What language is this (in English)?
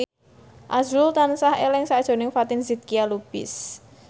Javanese